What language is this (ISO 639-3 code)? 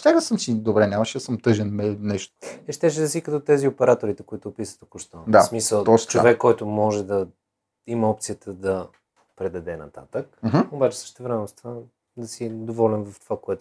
bul